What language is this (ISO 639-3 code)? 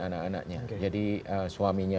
ind